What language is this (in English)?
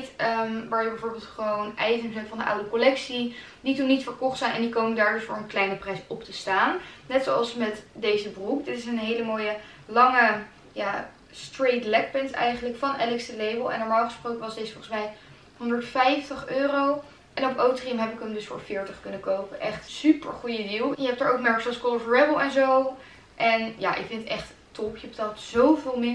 Dutch